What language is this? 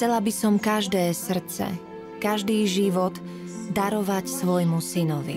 Slovak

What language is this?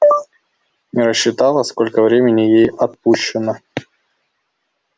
Russian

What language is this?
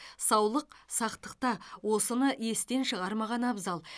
Kazakh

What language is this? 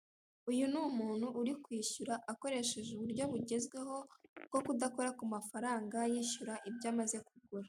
Kinyarwanda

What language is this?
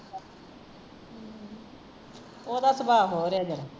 Punjabi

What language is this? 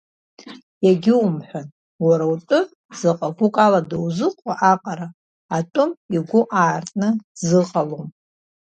Abkhazian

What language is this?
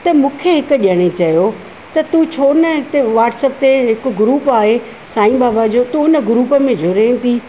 Sindhi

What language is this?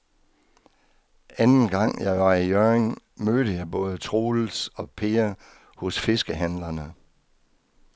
Danish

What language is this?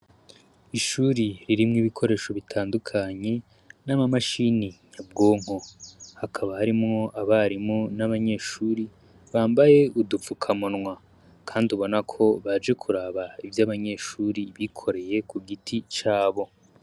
Rundi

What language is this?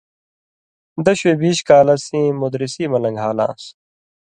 Indus Kohistani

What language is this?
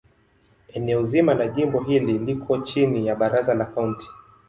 Swahili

